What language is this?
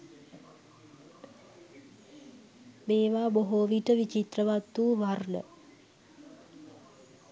Sinhala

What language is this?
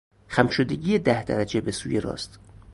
Persian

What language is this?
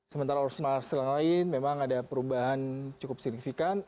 Indonesian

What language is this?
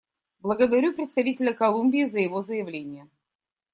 Russian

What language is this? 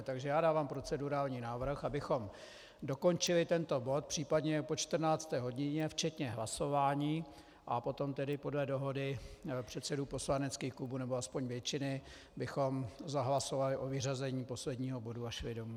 Czech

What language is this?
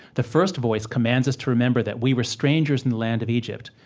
English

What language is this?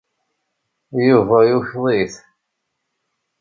Kabyle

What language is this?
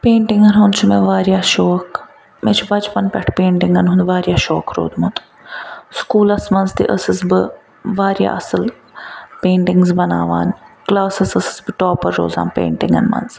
Kashmiri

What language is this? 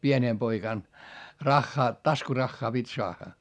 Finnish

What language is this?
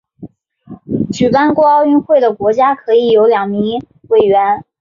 Chinese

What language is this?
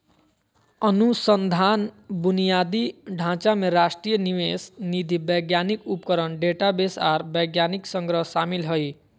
Magahi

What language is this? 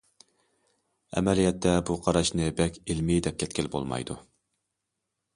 Uyghur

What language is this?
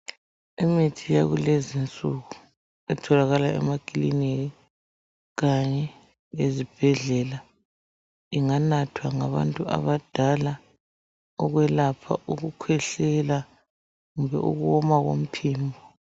North Ndebele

